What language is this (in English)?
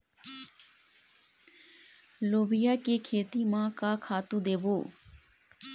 Chhattisgarhi